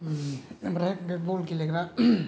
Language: Bodo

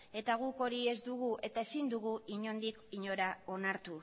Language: Basque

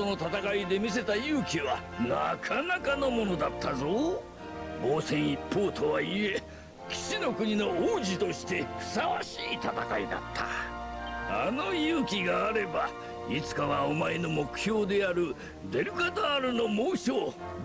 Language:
Japanese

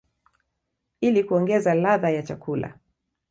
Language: Swahili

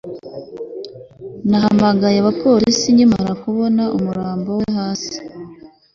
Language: Kinyarwanda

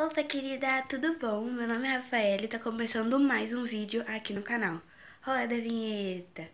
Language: Portuguese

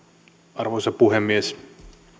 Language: Finnish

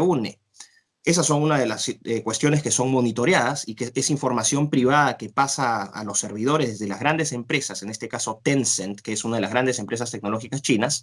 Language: Spanish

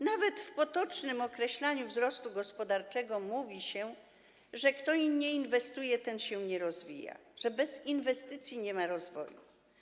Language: Polish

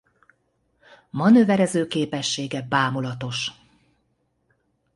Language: Hungarian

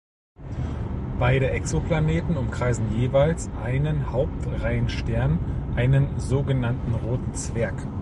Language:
German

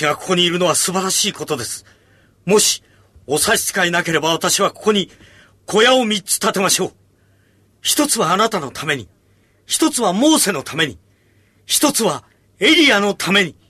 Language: Japanese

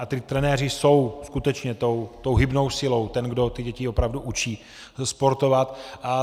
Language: Czech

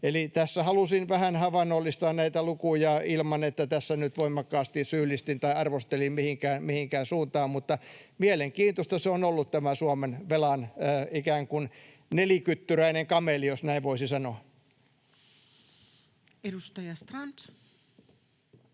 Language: Finnish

